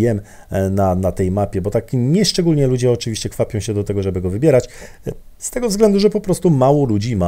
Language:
Polish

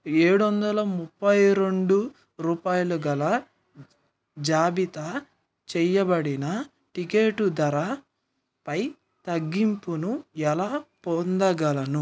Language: Telugu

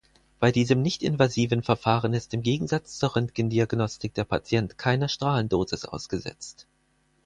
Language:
German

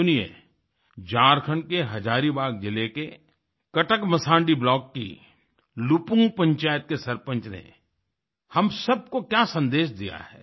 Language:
Hindi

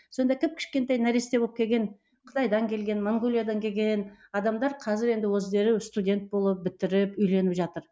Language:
Kazakh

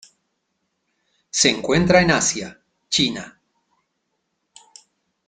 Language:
Spanish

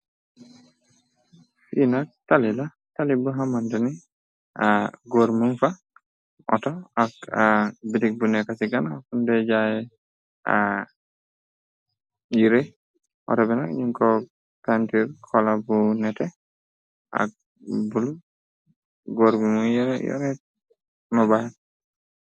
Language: Wolof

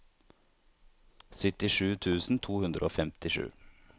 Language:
Norwegian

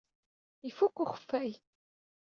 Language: Kabyle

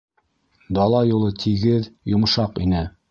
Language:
Bashkir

